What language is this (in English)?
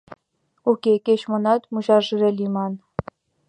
Mari